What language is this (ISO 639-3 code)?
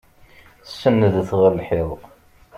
kab